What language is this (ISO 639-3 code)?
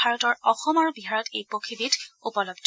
asm